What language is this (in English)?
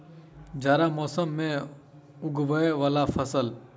Maithili